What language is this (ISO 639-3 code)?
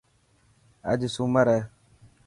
mki